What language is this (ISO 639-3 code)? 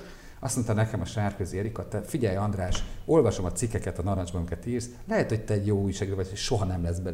hun